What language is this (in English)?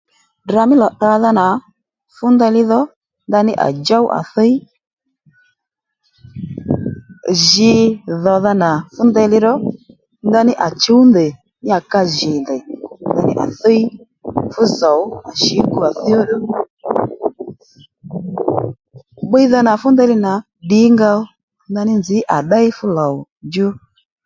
Lendu